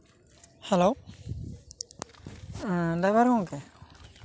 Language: Santali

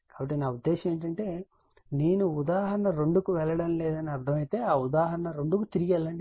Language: Telugu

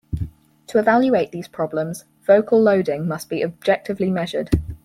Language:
English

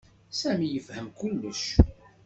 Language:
Kabyle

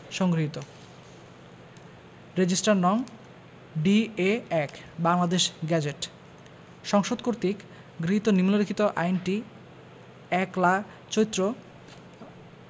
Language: Bangla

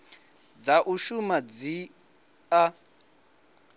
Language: Venda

